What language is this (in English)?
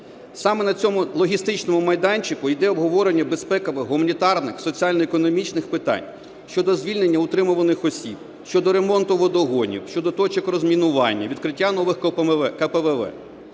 Ukrainian